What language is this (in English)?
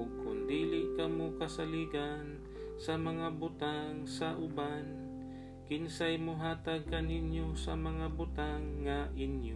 Filipino